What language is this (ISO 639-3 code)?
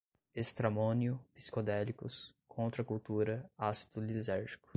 por